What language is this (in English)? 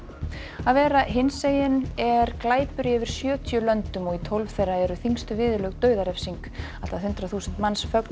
Icelandic